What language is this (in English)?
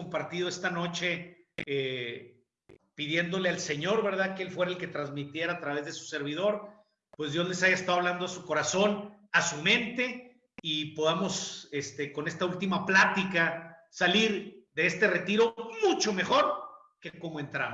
Spanish